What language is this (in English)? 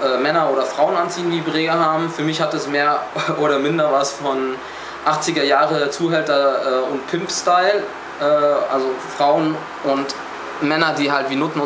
German